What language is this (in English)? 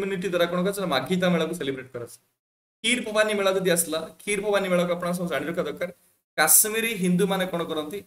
Hindi